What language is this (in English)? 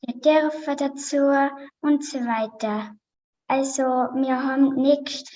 German